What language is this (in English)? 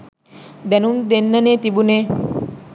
Sinhala